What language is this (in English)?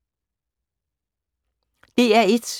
Danish